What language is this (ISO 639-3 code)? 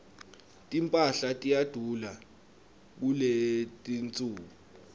ssw